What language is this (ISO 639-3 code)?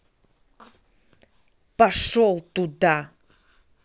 rus